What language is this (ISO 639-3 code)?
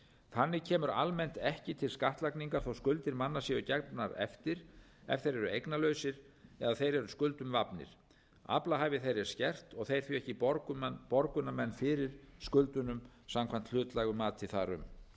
isl